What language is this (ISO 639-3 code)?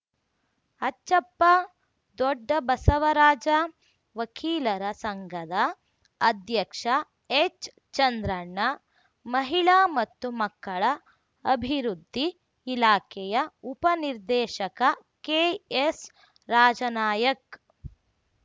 kan